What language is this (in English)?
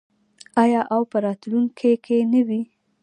Pashto